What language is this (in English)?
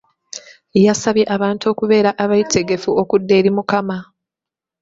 Ganda